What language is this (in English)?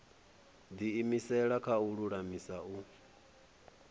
Venda